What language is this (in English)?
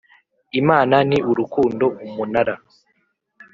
Kinyarwanda